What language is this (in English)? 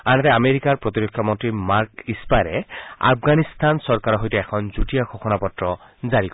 Assamese